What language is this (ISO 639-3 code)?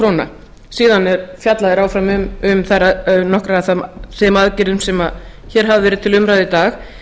isl